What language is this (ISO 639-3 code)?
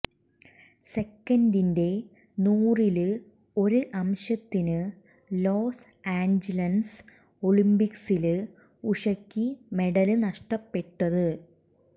mal